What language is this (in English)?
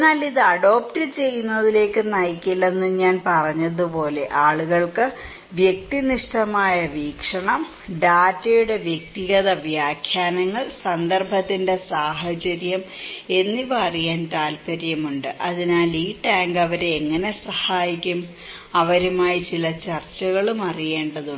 Malayalam